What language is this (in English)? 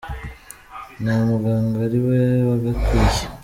Kinyarwanda